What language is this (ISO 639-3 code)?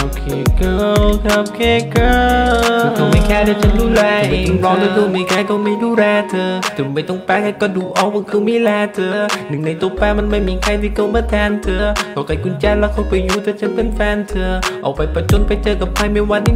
tha